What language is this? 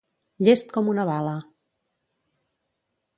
Catalan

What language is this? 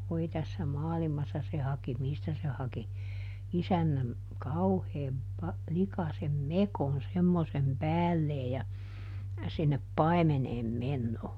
Finnish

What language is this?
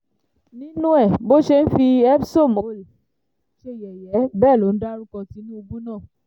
Yoruba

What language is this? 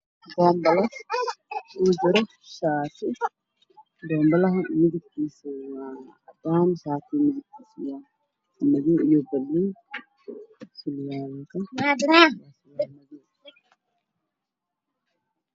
Somali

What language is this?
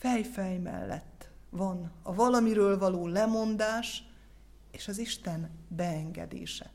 Hungarian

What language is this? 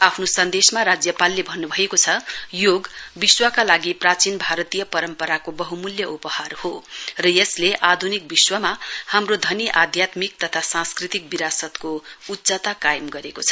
Nepali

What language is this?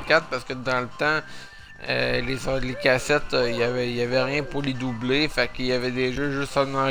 French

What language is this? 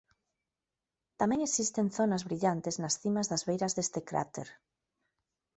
Galician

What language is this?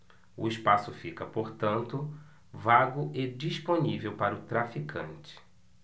Portuguese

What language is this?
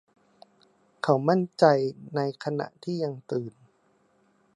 Thai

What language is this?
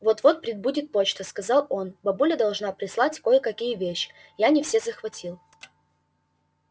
Russian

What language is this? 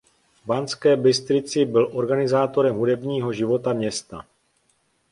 Czech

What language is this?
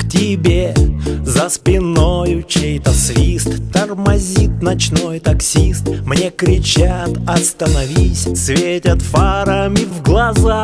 Russian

